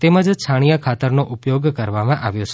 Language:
Gujarati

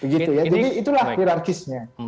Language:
Indonesian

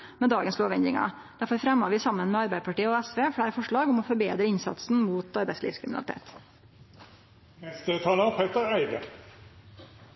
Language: Norwegian Nynorsk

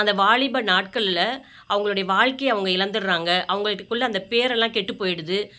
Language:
Tamil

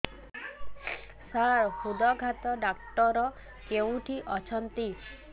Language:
Odia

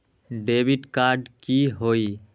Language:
Magahi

